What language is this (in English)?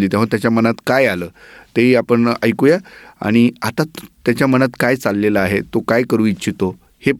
Marathi